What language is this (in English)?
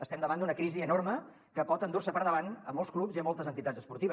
Catalan